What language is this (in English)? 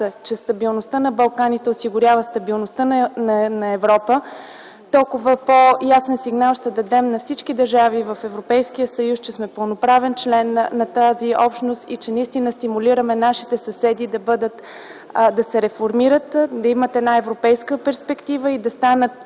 Bulgarian